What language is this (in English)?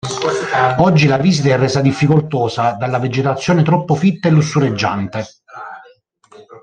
Italian